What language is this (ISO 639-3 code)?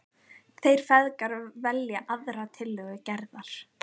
isl